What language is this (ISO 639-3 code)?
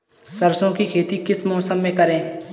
hin